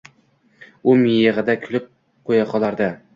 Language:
Uzbek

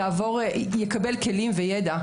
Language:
Hebrew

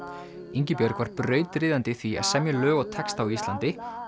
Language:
Icelandic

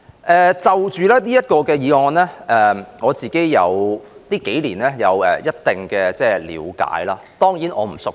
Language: Cantonese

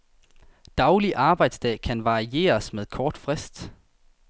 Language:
Danish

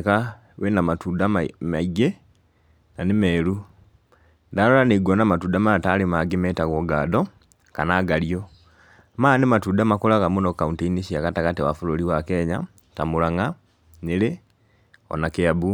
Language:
Kikuyu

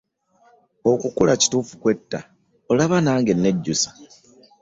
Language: Ganda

